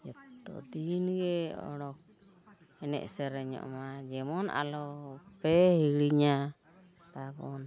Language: Santali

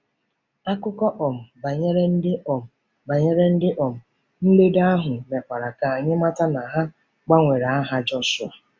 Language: Igbo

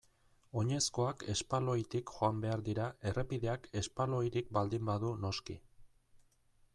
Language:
Basque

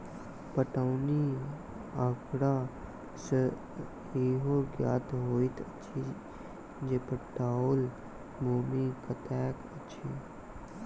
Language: Maithili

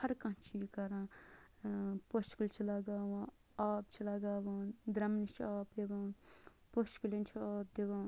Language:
Kashmiri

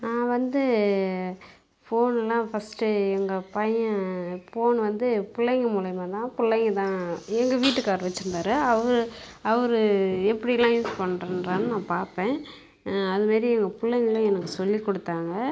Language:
Tamil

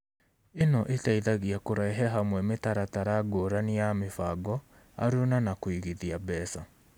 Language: Kikuyu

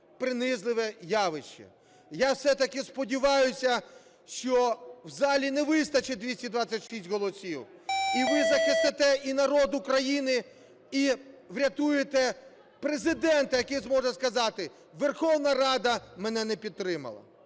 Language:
Ukrainian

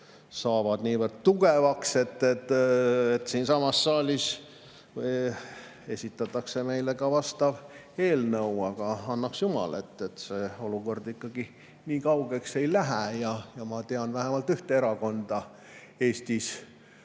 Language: Estonian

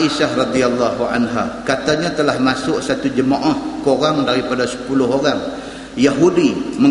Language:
Malay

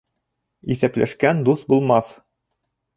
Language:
Bashkir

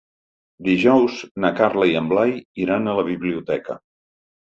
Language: Catalan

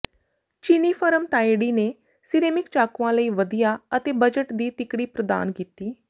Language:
Punjabi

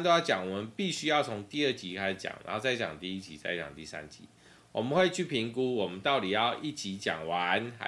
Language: Chinese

